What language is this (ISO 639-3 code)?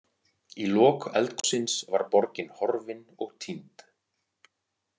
isl